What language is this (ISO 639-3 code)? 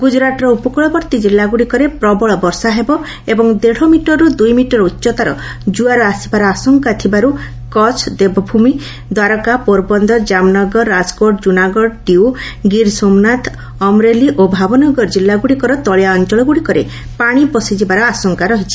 ori